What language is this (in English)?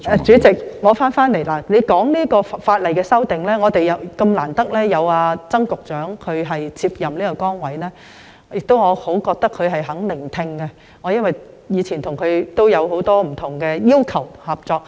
Cantonese